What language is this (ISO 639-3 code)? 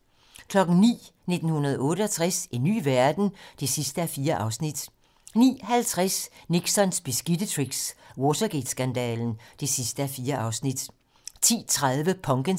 dan